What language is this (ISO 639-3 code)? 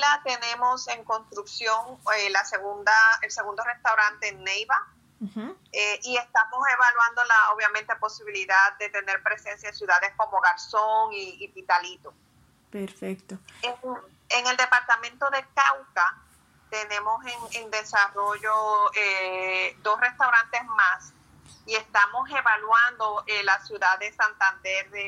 spa